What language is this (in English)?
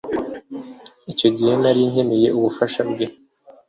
Kinyarwanda